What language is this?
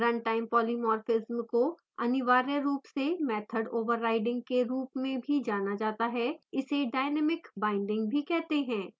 Hindi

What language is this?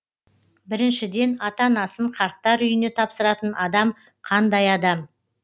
Kazakh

